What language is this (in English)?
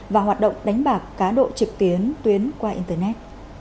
Vietnamese